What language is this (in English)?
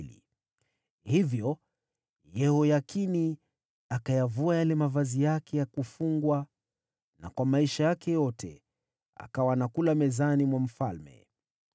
Swahili